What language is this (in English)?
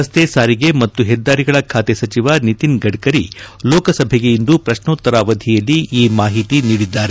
Kannada